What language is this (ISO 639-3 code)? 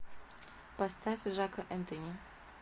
rus